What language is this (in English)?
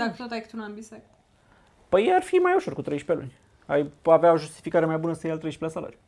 Romanian